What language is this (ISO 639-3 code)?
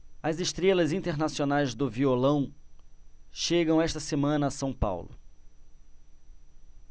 por